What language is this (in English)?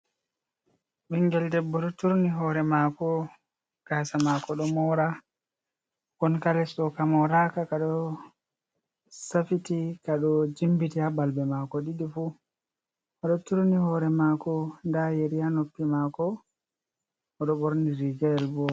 Fula